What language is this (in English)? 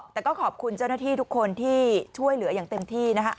Thai